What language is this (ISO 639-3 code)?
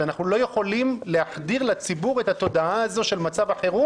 heb